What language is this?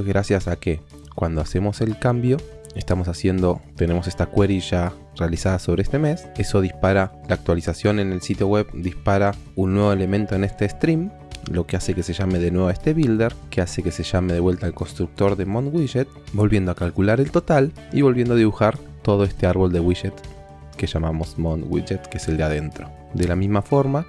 Spanish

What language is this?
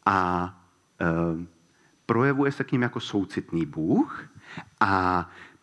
Czech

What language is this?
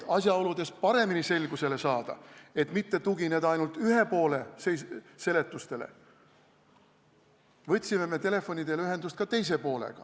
Estonian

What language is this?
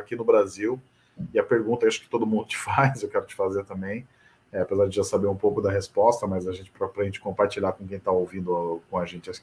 Portuguese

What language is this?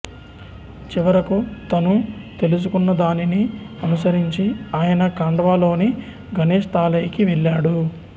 Telugu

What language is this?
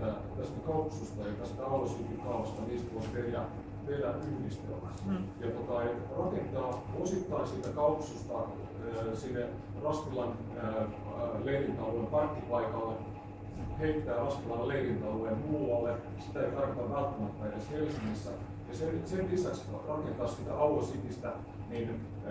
Finnish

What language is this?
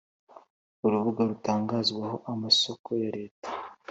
Kinyarwanda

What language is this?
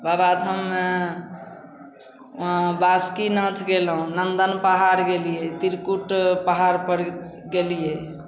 Maithili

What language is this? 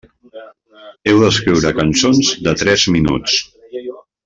Catalan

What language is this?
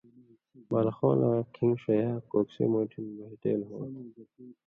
Indus Kohistani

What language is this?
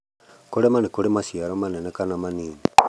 Kikuyu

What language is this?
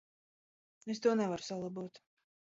Latvian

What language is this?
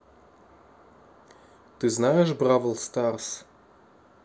Russian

